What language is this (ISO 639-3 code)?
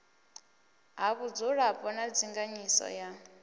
ven